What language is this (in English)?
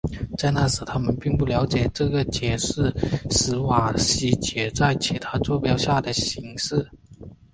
Chinese